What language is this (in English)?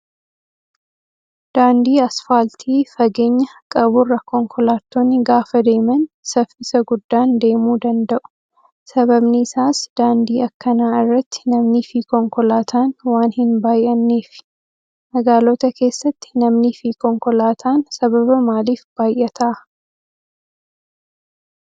Oromo